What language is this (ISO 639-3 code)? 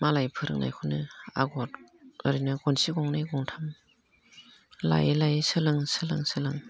brx